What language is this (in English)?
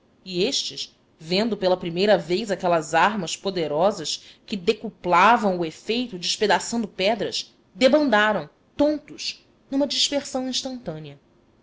Portuguese